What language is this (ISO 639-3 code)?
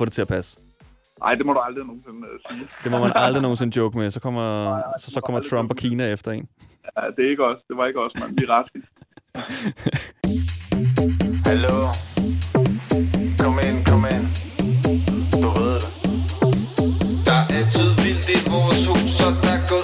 dan